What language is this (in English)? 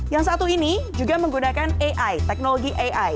Indonesian